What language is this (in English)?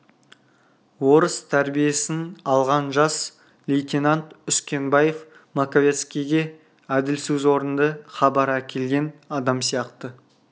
Kazakh